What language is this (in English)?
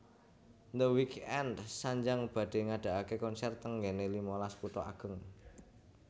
Javanese